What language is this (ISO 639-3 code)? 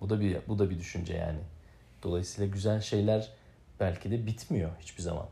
tur